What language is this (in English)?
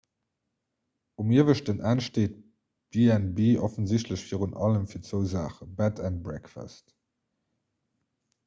Luxembourgish